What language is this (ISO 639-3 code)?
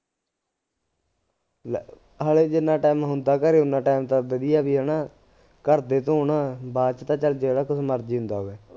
pan